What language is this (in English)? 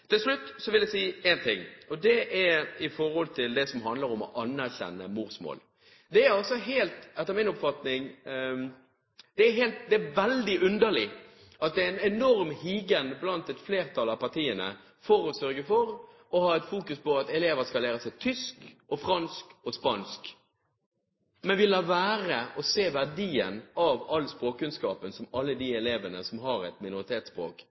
Norwegian Bokmål